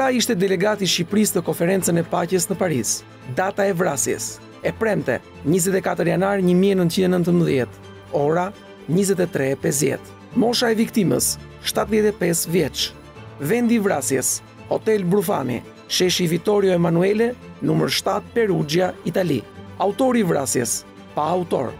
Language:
Romanian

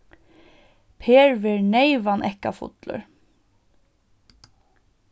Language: Faroese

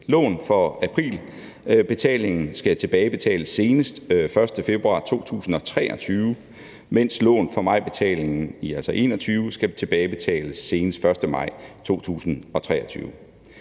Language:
Danish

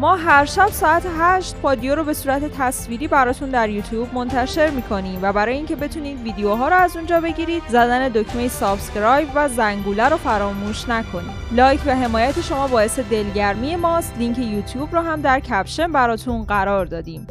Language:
Persian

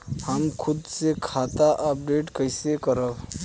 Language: Bhojpuri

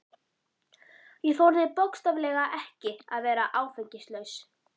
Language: Icelandic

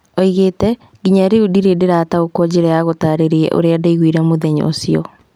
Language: Kikuyu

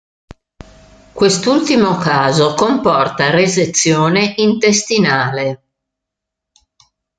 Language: Italian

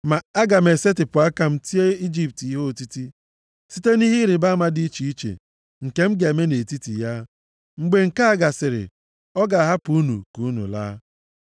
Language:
Igbo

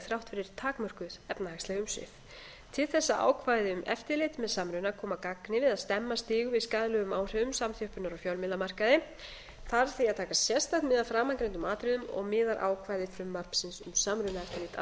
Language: Icelandic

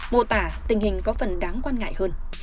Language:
Vietnamese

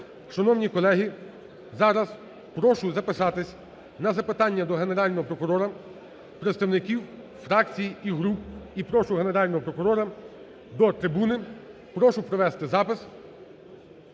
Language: Ukrainian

